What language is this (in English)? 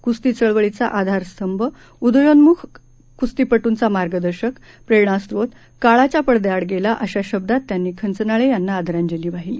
Marathi